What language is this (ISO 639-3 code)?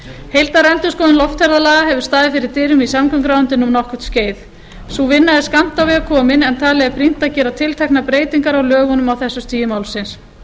isl